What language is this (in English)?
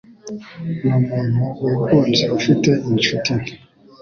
Kinyarwanda